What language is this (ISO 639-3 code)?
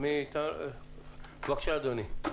heb